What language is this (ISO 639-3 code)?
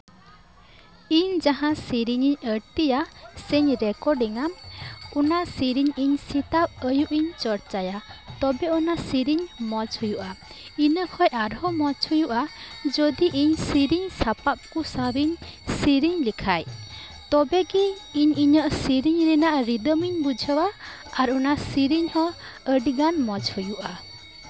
sat